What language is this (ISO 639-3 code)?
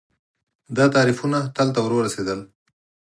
pus